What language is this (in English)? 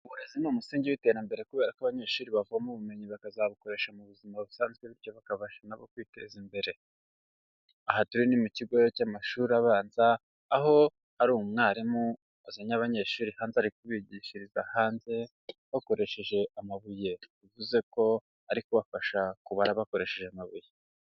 Kinyarwanda